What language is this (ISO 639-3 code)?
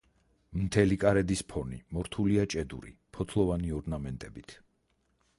kat